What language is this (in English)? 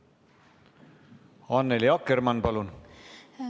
Estonian